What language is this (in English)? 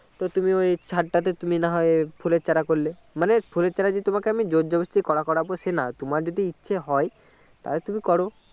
Bangla